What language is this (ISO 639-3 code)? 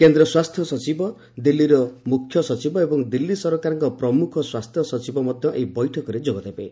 ori